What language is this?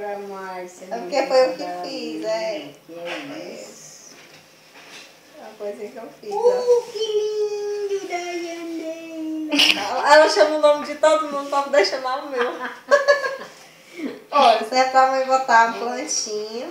Portuguese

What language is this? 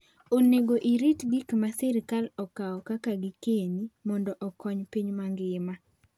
Luo (Kenya and Tanzania)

